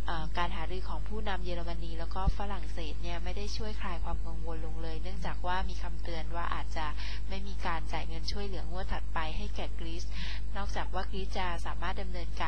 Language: Thai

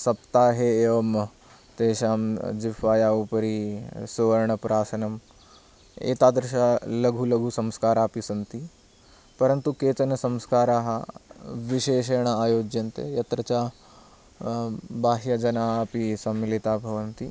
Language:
Sanskrit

